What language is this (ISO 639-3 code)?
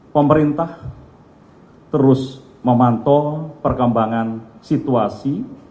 ind